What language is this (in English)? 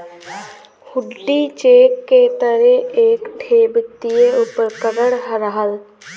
Bhojpuri